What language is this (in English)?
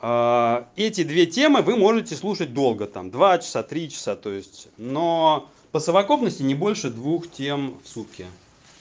Russian